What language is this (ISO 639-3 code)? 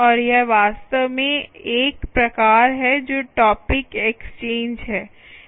hin